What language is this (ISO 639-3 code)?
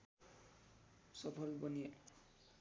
nep